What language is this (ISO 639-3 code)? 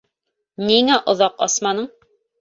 bak